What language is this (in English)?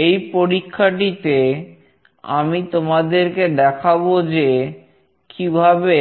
Bangla